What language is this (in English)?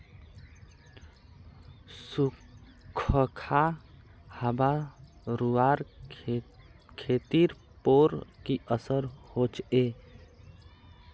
Magahi